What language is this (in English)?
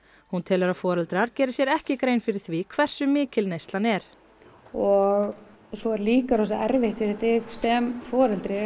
Icelandic